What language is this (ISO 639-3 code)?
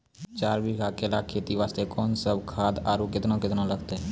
mai